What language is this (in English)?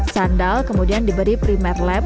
Indonesian